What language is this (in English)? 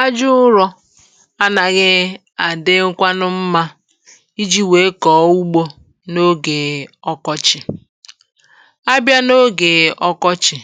Igbo